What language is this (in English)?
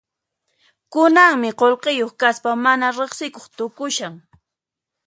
Puno Quechua